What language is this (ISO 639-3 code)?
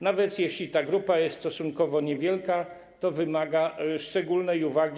pol